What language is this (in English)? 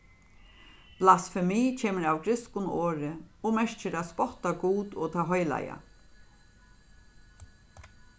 Faroese